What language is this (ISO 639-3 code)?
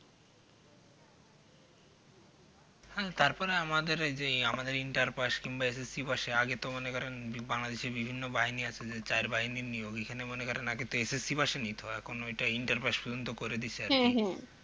ben